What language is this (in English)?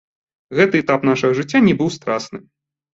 Belarusian